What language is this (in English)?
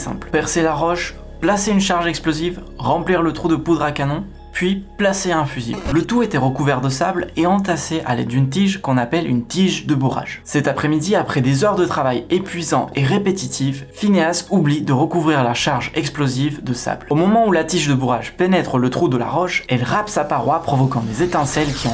French